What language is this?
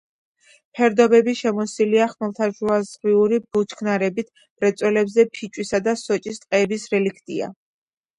Georgian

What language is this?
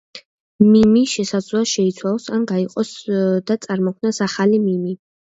Georgian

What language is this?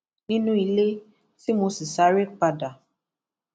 Yoruba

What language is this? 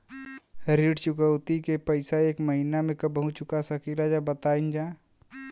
Bhojpuri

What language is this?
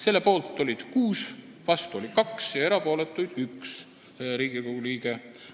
Estonian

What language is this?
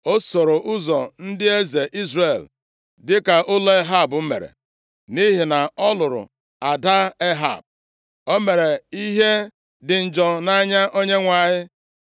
Igbo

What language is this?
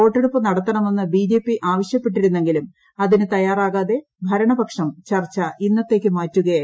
Malayalam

